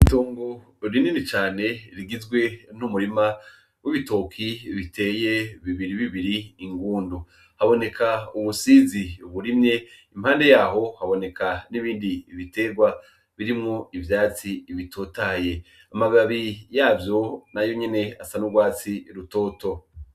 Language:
Rundi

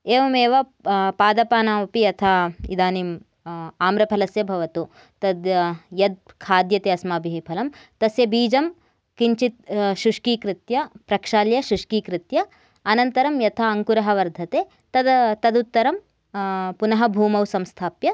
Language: Sanskrit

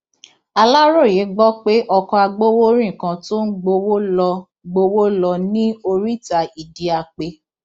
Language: Yoruba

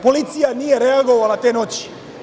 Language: Serbian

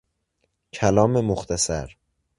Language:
Persian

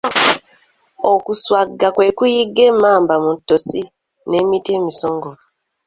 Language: Ganda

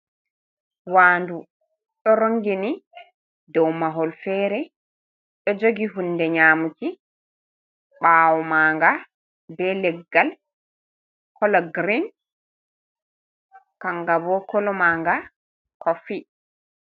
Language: Fula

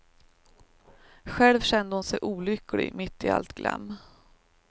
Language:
Swedish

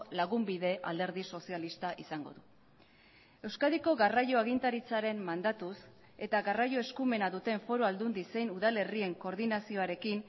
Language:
Basque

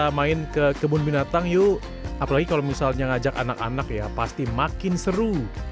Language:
Indonesian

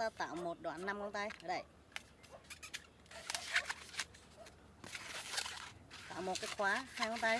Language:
Vietnamese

